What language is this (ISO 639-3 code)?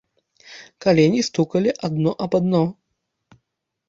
bel